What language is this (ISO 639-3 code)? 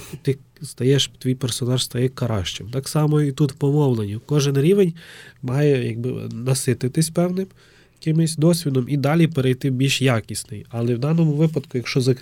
ukr